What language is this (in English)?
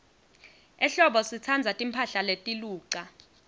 Swati